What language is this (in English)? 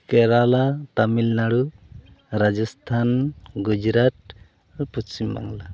Santali